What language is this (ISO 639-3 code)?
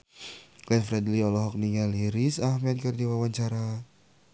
sun